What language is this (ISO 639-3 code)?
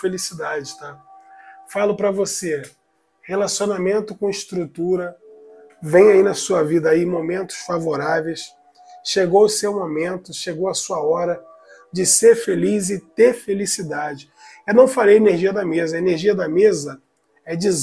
por